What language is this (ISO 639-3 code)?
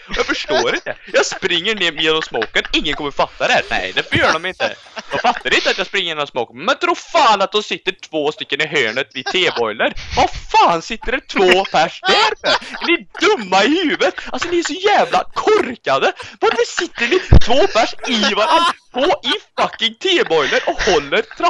swe